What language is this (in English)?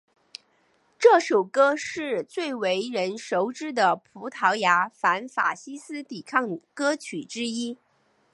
Chinese